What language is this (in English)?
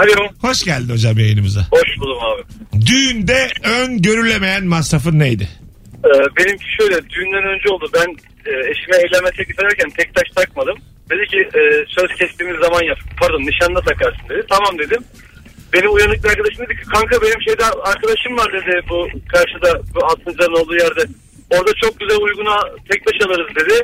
Turkish